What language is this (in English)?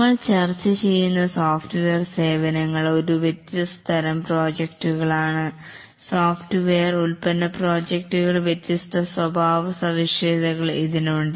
Malayalam